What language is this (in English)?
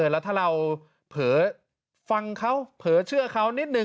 Thai